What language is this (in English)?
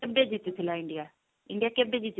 Odia